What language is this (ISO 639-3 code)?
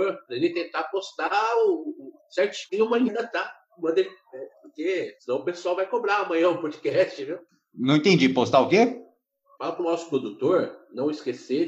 por